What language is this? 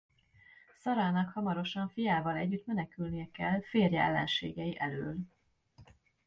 Hungarian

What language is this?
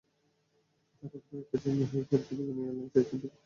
Bangla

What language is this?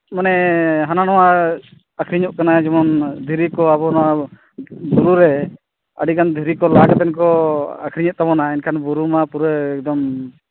Santali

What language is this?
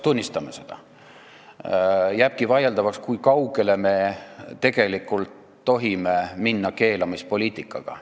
Estonian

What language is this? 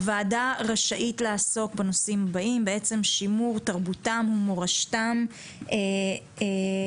Hebrew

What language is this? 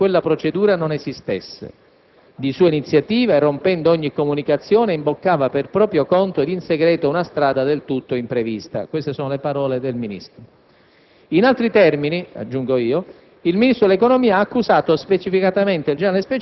Italian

